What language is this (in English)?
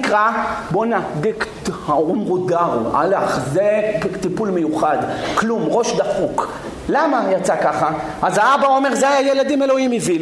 Hebrew